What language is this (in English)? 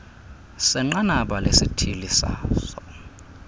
Xhosa